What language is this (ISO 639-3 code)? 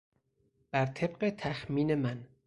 fas